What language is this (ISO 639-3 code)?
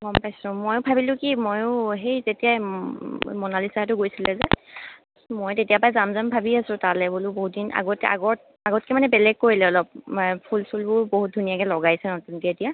asm